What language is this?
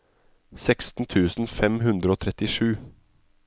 Norwegian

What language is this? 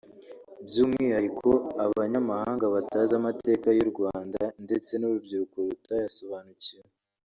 Kinyarwanda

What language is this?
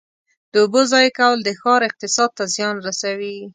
Pashto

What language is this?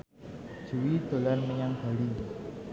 Javanese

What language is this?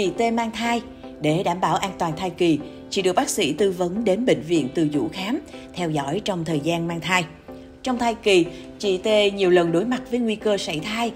Vietnamese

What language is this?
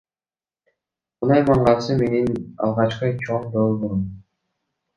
Kyrgyz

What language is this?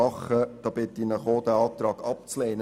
Swiss German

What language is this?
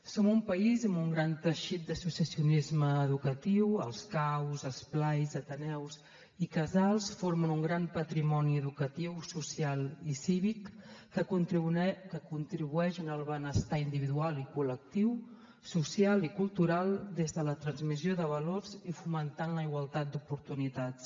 Catalan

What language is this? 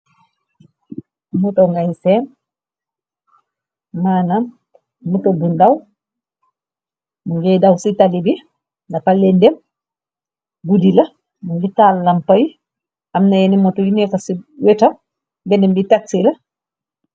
Wolof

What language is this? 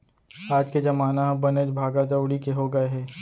Chhattisgarhi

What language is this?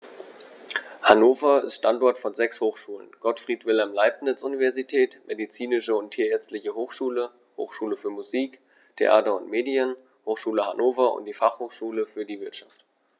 German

